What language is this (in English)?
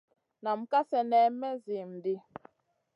Masana